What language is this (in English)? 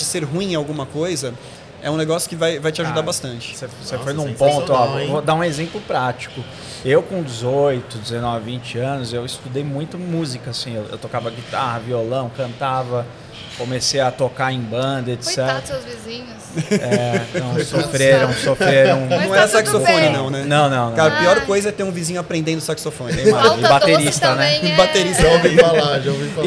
Portuguese